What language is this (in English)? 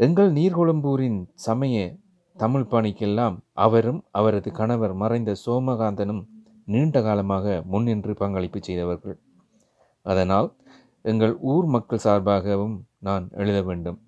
Tamil